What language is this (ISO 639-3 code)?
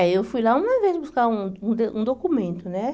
por